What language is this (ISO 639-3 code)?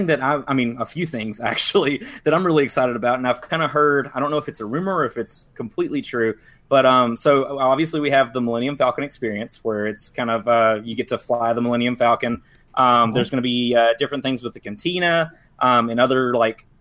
eng